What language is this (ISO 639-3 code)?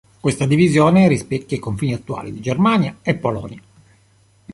ita